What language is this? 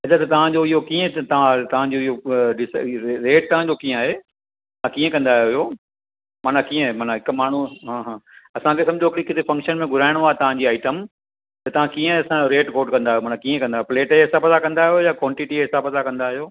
Sindhi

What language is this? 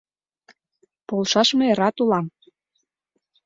Mari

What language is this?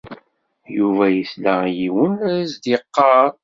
Kabyle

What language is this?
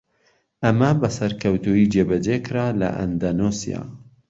Central Kurdish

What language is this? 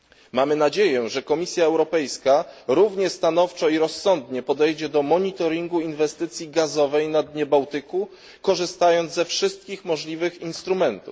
Polish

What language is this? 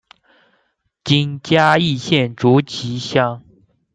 Chinese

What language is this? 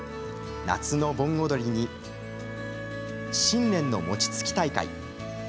Japanese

